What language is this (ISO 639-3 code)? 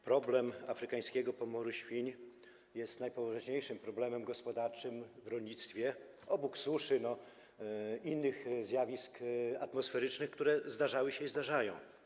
pol